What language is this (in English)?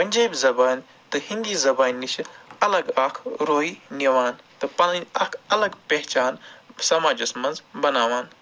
Kashmiri